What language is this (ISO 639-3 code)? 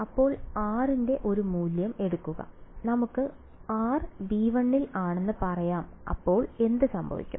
mal